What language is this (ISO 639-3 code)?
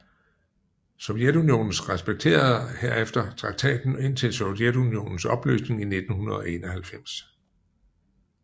dan